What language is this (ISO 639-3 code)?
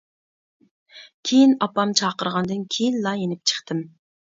uig